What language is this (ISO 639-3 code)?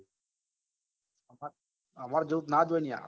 guj